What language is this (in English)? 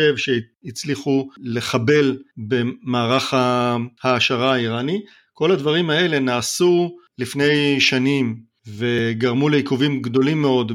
Hebrew